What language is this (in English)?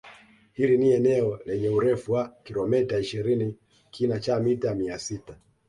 Swahili